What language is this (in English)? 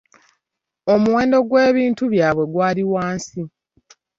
Ganda